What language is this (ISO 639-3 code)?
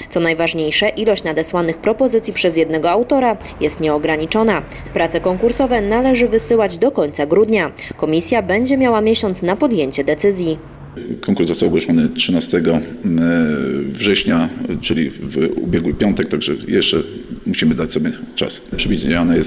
pol